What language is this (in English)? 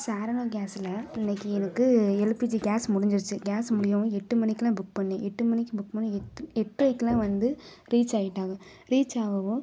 Tamil